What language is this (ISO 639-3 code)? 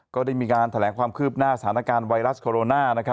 tha